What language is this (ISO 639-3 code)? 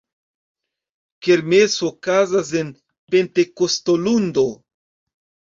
epo